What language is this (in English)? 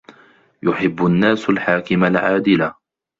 Arabic